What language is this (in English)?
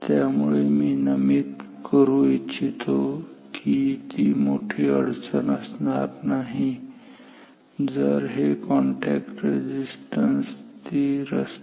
Marathi